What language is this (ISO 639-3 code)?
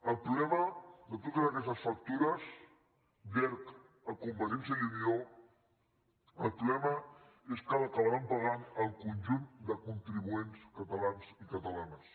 cat